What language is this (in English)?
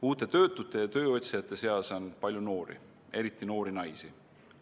Estonian